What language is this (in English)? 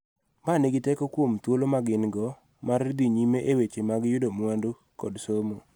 Luo (Kenya and Tanzania)